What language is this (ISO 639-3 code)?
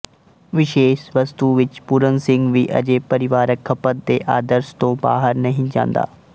pan